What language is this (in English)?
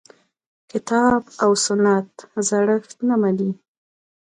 Pashto